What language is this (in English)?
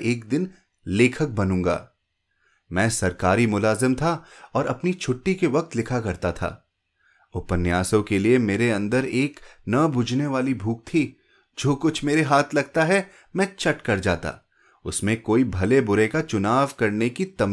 Hindi